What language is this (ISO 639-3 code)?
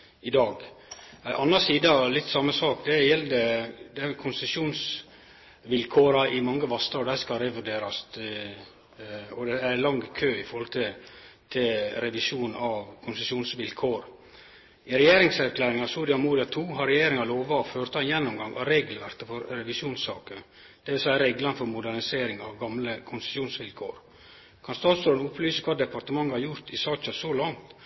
nno